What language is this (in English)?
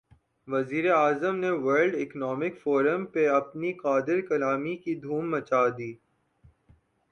Urdu